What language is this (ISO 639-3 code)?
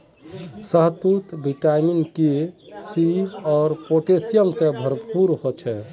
mag